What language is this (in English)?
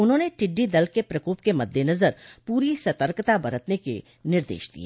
Hindi